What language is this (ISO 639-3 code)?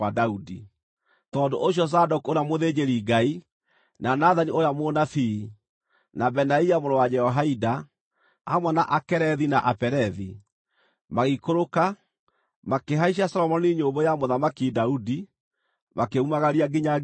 kik